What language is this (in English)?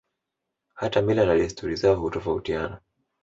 Swahili